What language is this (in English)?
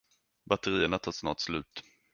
Swedish